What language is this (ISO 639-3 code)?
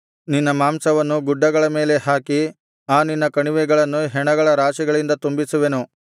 kan